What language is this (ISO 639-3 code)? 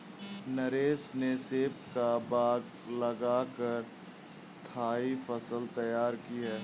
hin